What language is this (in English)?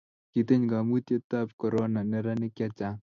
Kalenjin